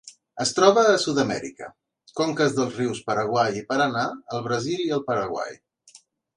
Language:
Catalan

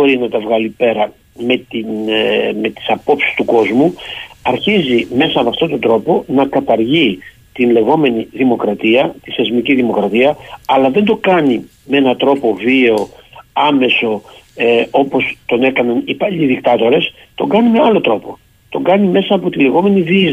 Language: Greek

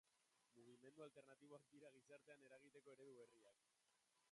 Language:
Basque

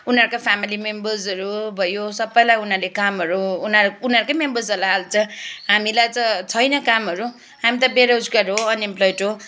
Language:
Nepali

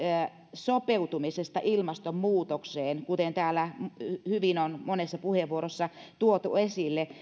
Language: Finnish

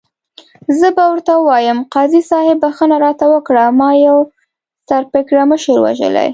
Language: Pashto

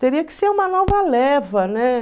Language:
Portuguese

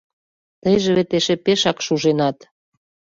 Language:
Mari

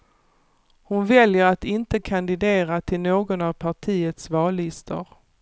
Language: Swedish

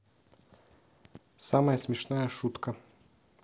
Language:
Russian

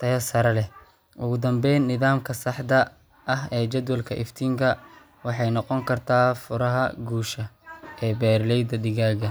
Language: Somali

